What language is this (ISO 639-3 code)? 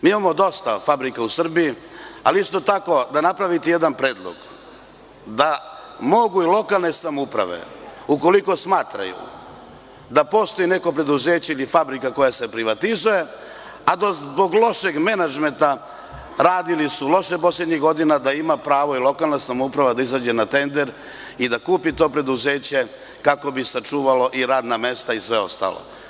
srp